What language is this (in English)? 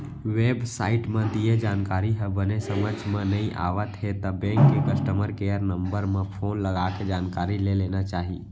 Chhattisgarhi